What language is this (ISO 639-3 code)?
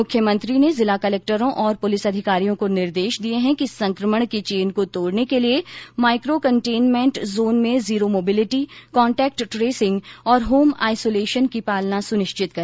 hin